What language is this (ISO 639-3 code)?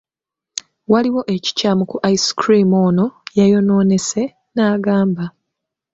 lug